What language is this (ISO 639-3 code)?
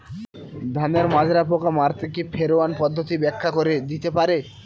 ben